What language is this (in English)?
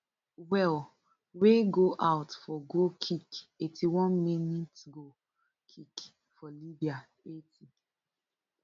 Nigerian Pidgin